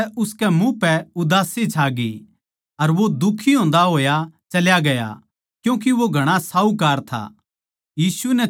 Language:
Haryanvi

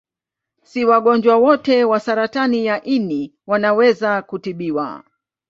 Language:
Swahili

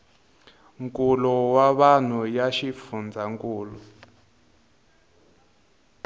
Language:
Tsonga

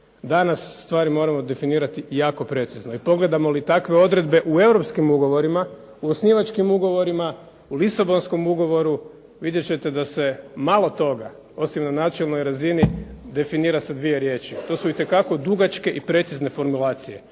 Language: Croatian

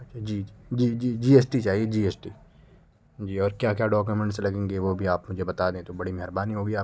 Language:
Urdu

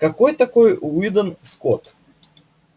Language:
Russian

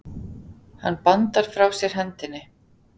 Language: Icelandic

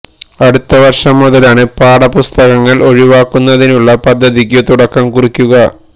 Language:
Malayalam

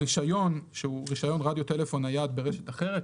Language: Hebrew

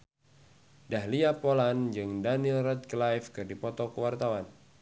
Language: Sundanese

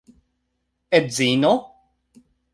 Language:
Esperanto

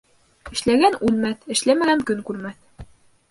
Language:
Bashkir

